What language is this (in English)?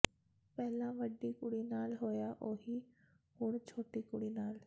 Punjabi